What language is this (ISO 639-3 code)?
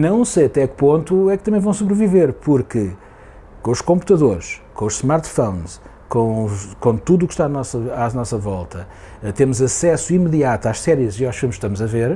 por